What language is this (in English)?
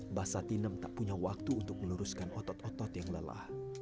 Indonesian